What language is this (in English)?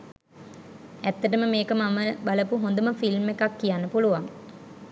Sinhala